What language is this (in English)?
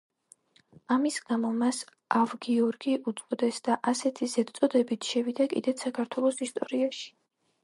Georgian